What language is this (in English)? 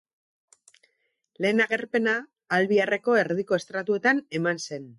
Basque